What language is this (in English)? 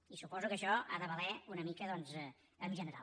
Catalan